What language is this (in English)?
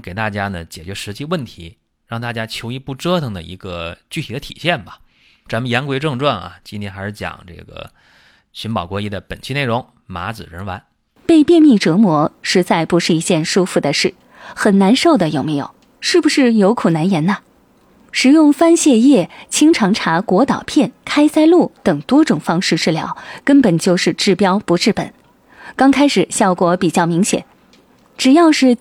Chinese